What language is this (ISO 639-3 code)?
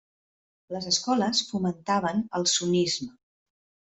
cat